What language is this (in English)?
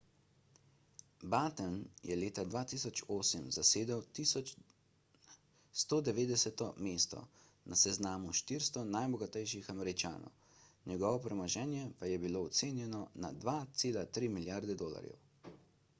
Slovenian